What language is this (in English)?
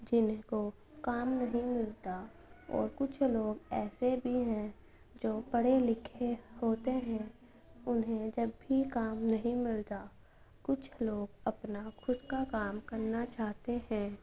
Urdu